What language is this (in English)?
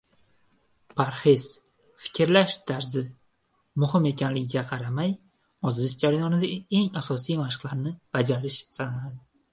Uzbek